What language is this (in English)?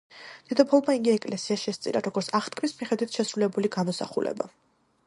Georgian